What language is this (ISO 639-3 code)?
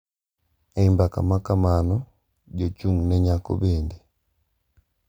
luo